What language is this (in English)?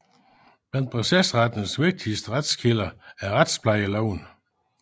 Danish